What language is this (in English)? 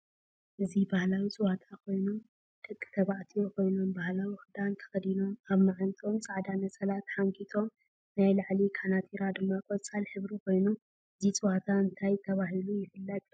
Tigrinya